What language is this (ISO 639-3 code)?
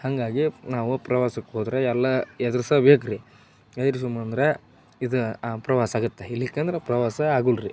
kan